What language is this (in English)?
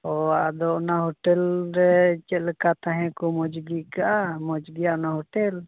Santali